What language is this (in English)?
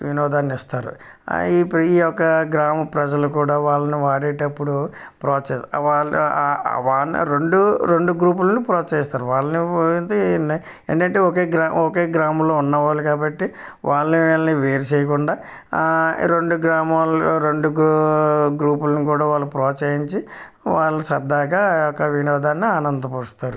Telugu